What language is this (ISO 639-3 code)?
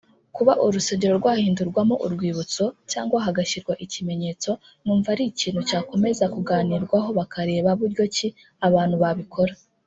kin